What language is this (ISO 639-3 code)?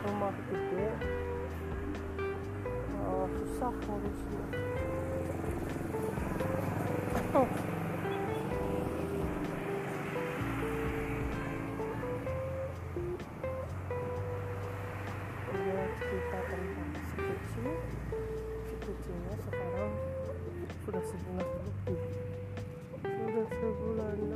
ind